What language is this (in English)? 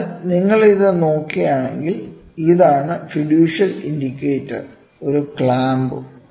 Malayalam